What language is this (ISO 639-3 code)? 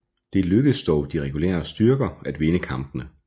dan